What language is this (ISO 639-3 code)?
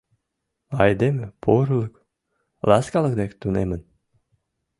chm